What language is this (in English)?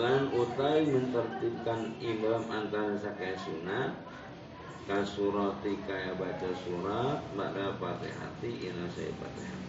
Indonesian